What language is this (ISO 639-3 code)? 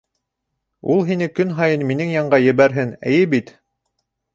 bak